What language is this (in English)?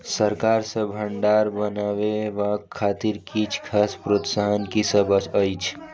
Maithili